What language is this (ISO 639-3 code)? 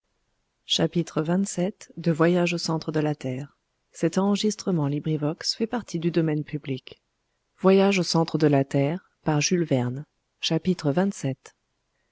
fra